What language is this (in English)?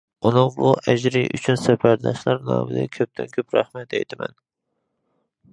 Uyghur